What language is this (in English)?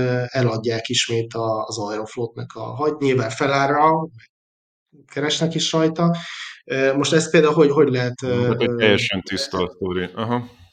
Hungarian